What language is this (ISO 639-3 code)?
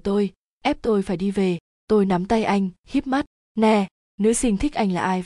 vie